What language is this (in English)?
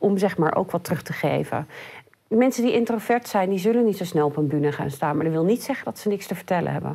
Dutch